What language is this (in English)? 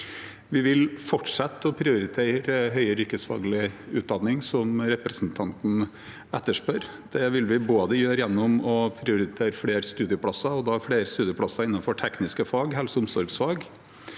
Norwegian